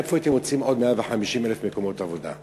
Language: Hebrew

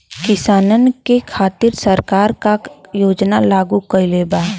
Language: Bhojpuri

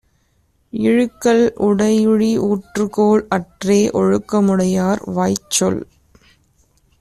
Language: Tamil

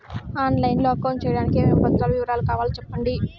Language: Telugu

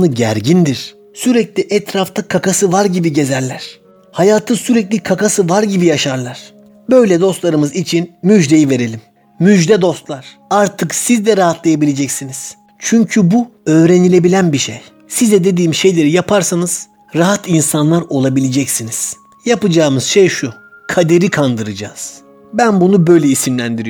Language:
Turkish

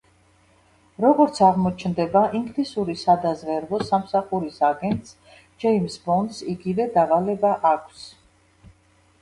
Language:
Georgian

